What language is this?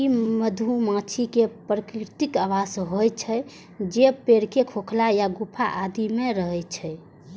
Maithili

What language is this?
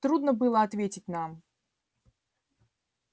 Russian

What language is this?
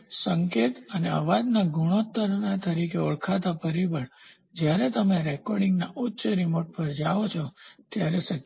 Gujarati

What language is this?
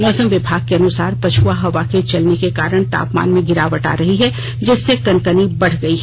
Hindi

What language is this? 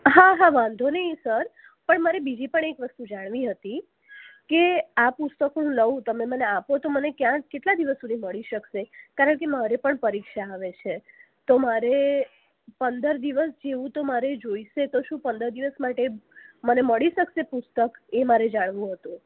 Gujarati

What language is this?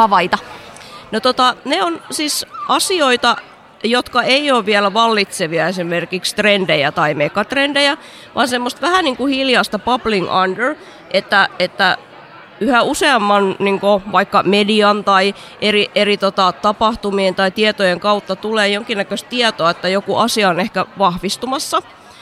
Finnish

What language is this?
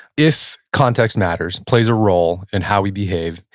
English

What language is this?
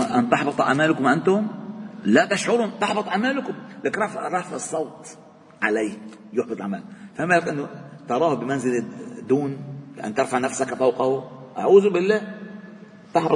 Arabic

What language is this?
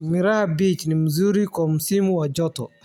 Somali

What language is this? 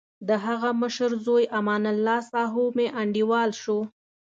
Pashto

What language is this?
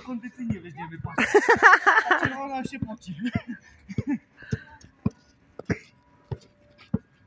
Polish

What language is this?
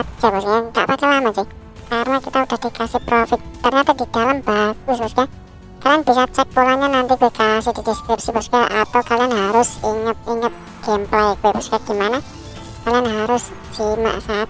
Indonesian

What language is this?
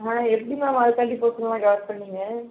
Tamil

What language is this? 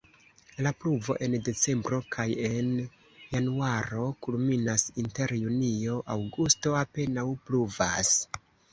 Esperanto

